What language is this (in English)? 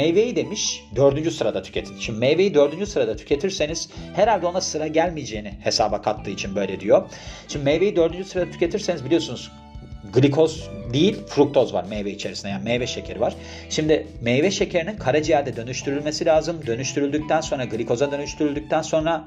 Turkish